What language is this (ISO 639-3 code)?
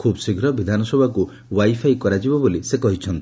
ori